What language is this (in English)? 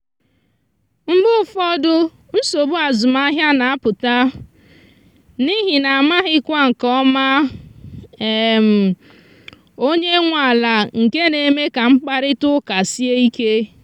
Igbo